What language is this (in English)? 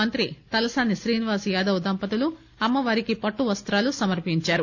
Telugu